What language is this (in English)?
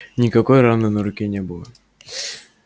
Russian